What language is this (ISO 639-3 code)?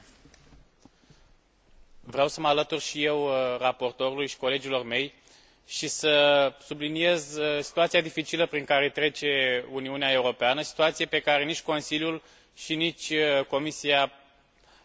ron